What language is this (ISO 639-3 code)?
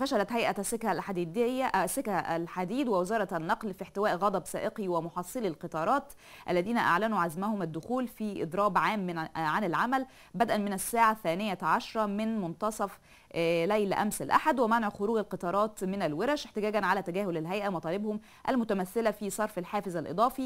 ara